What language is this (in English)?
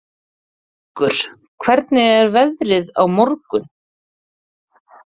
Icelandic